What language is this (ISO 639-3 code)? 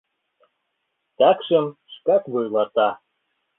chm